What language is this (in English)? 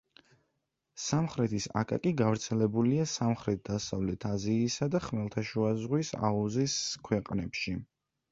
Georgian